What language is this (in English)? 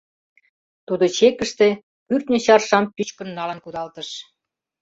Mari